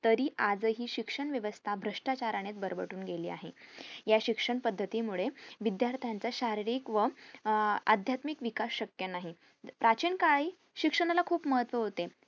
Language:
Marathi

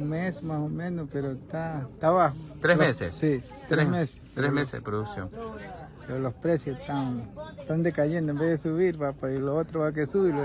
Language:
Spanish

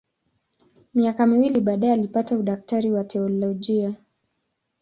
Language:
Swahili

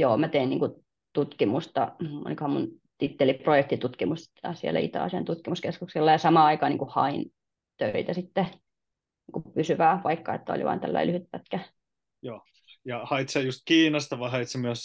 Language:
Finnish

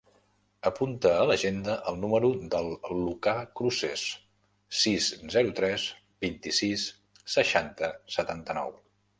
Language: Catalan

